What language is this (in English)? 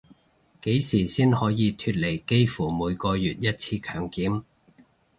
Cantonese